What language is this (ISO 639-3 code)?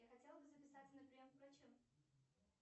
rus